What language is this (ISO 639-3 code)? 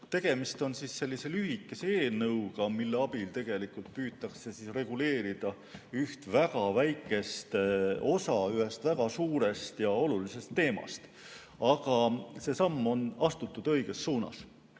est